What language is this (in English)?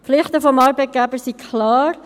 Swiss German